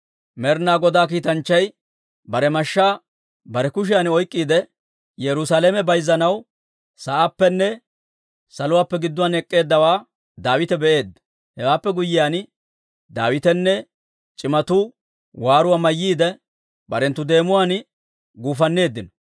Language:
Dawro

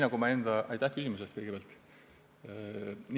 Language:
Estonian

